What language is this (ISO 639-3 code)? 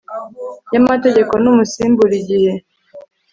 kin